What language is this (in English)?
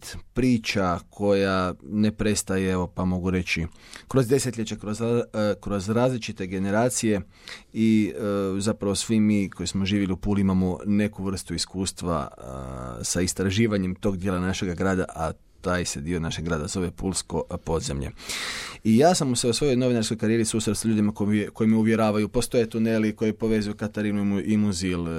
Croatian